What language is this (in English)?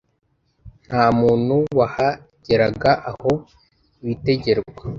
Kinyarwanda